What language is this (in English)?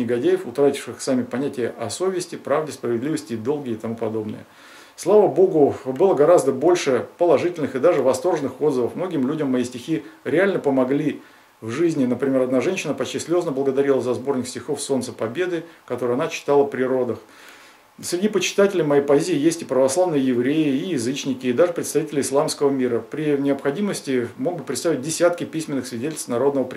Russian